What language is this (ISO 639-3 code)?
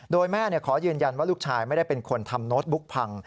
tha